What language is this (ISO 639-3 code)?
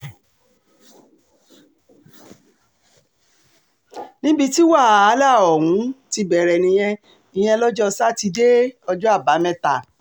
yor